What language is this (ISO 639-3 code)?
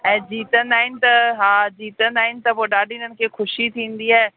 snd